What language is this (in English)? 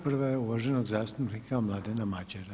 Croatian